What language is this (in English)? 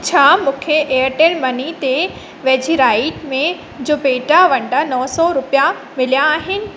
Sindhi